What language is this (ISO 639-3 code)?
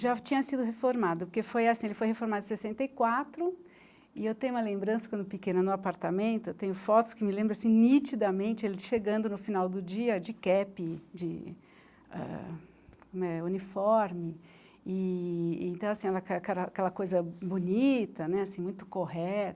por